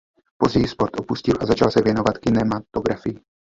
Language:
Czech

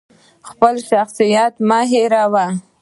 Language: Pashto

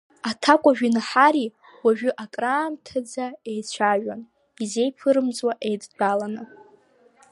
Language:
Abkhazian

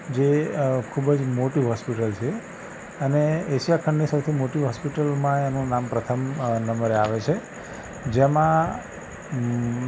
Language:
Gujarati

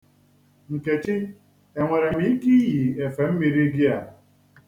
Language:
Igbo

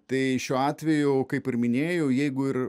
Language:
Lithuanian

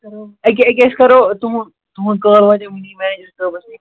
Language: Kashmiri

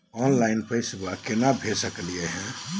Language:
Magahi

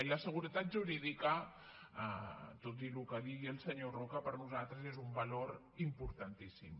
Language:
Catalan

